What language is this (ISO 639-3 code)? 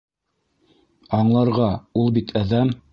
bak